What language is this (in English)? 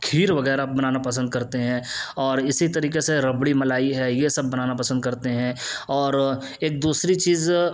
Urdu